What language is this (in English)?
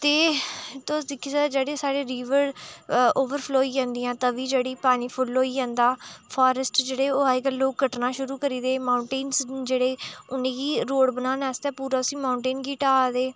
Dogri